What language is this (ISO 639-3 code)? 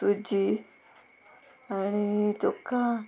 kok